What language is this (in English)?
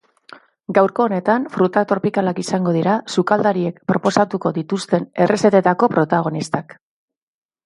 Basque